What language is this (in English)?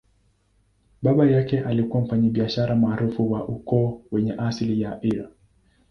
Swahili